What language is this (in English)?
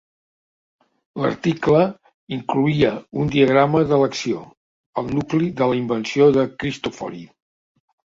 Catalan